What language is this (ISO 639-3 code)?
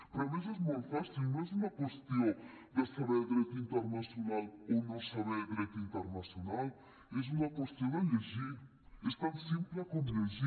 cat